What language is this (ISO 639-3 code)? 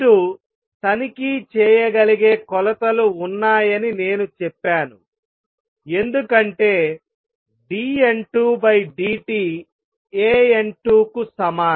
tel